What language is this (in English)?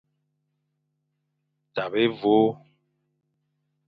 Fang